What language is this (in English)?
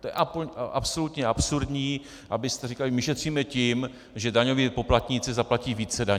Czech